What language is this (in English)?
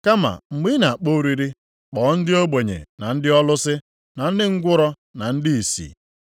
Igbo